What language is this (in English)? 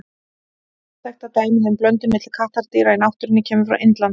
Icelandic